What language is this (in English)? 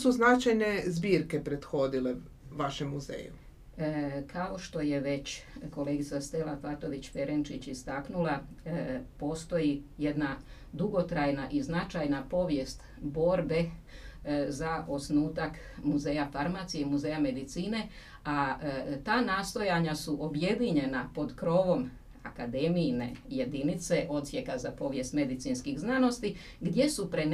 Croatian